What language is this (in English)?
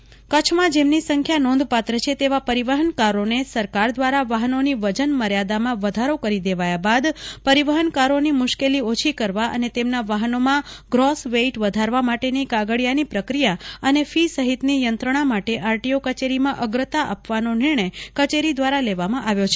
Gujarati